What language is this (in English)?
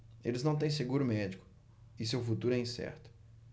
Portuguese